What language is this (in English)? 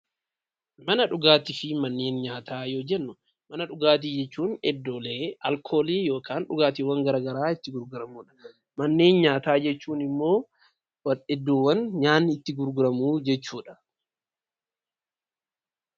Oromo